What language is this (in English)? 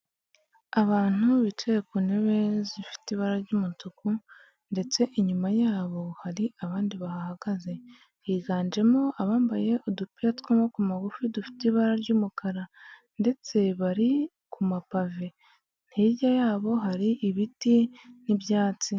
Kinyarwanda